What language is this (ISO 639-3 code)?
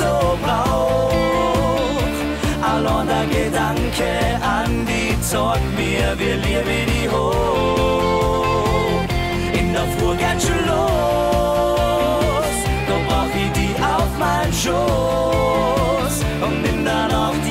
deu